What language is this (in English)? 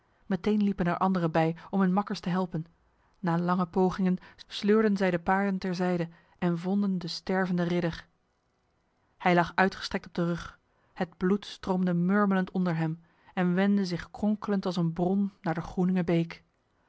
Dutch